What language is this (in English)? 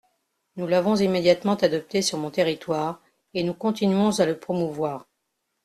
French